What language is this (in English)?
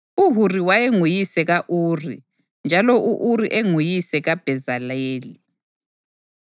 North Ndebele